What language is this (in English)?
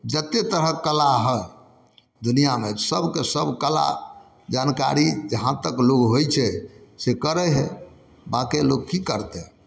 Maithili